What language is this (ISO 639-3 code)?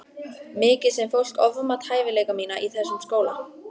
isl